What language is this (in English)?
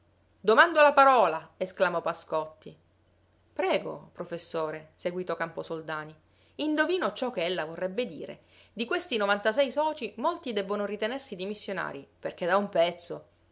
Italian